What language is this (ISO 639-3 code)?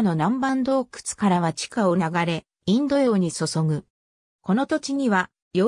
jpn